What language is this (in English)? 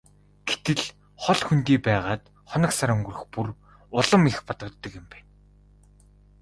Mongolian